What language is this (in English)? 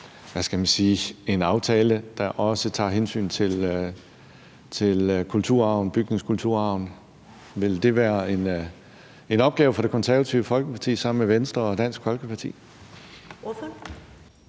Danish